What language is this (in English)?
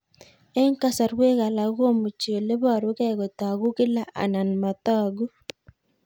Kalenjin